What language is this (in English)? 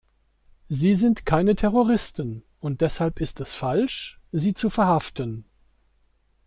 German